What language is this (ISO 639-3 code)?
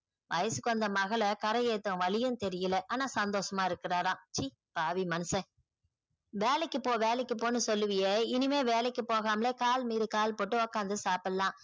tam